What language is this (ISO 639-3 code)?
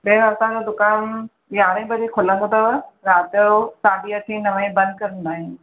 snd